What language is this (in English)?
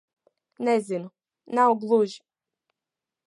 Latvian